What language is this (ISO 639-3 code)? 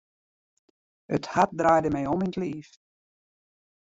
fry